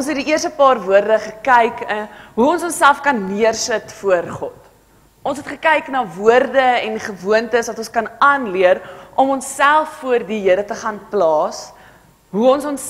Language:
Dutch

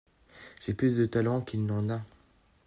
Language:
French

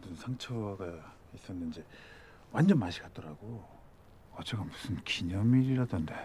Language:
Korean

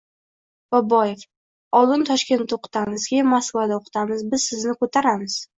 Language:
Uzbek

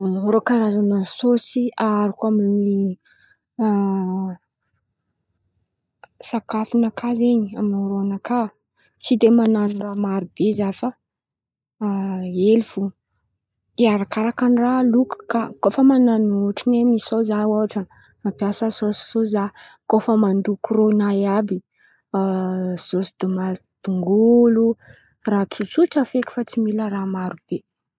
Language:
Antankarana Malagasy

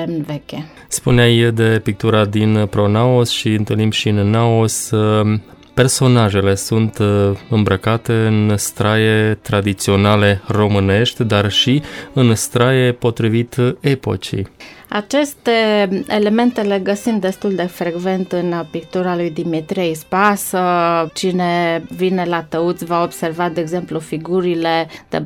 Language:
Romanian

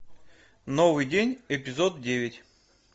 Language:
Russian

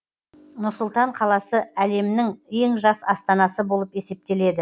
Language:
Kazakh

